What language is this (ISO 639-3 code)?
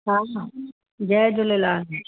snd